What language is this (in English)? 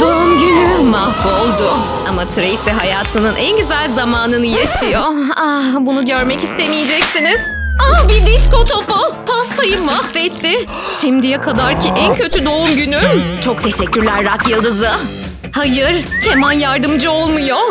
Turkish